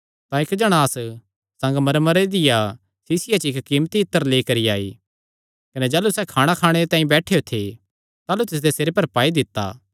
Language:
Kangri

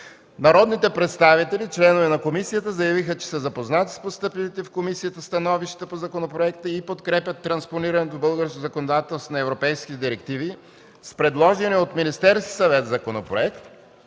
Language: Bulgarian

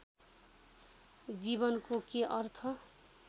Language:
Nepali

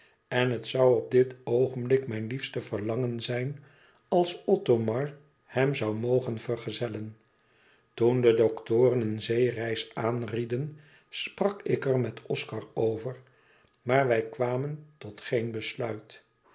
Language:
Dutch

